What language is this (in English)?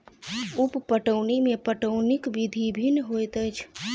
Maithili